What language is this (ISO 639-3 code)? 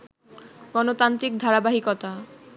ben